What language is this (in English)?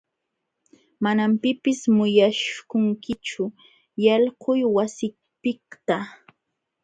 Jauja Wanca Quechua